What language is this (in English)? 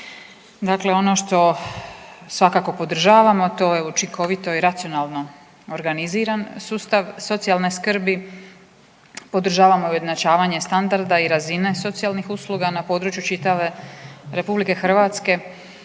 Croatian